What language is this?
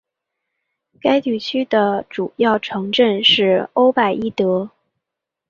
Chinese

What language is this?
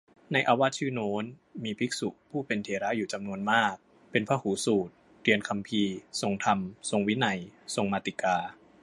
Thai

